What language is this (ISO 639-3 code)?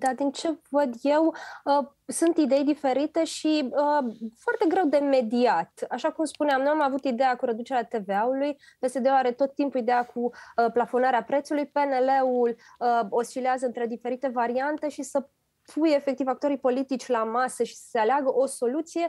ron